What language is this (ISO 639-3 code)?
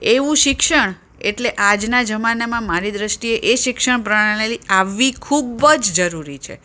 guj